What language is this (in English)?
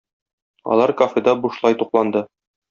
Tatar